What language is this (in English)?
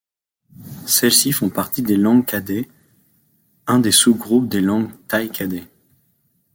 French